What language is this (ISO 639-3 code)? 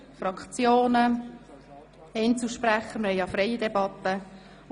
gsw